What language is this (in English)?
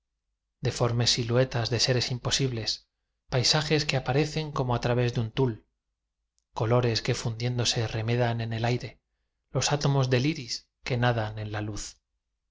Spanish